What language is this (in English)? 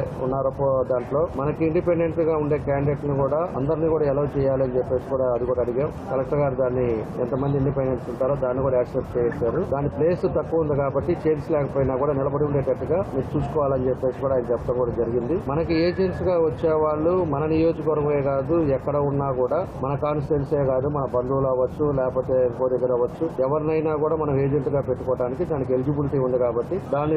Telugu